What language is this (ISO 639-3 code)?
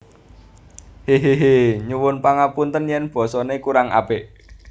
jav